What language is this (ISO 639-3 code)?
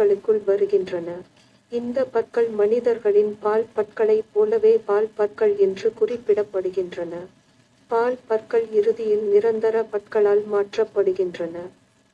tur